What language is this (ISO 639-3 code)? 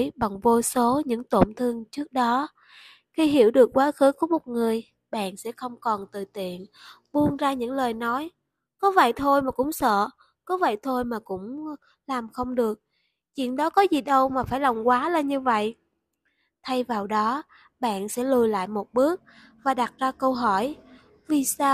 vie